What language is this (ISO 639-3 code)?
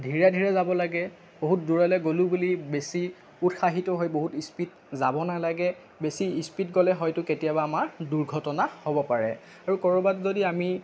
asm